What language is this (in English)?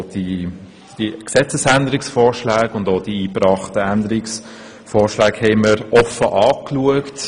Swiss German